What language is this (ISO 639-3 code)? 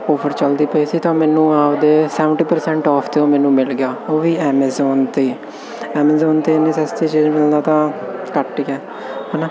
pan